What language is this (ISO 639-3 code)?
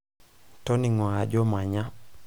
mas